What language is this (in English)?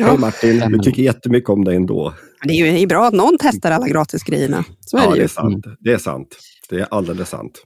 Swedish